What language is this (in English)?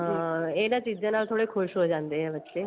Punjabi